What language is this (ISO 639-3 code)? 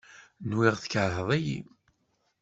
kab